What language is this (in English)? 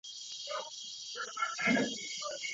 Chinese